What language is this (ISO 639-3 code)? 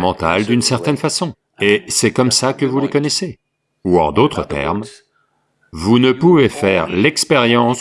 fra